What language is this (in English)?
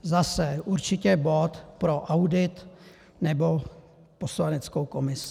Czech